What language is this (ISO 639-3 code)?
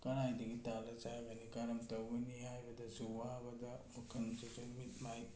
mni